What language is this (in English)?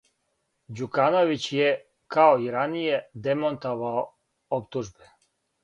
Serbian